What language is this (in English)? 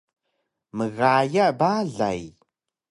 Taroko